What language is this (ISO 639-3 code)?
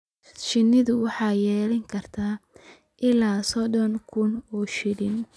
som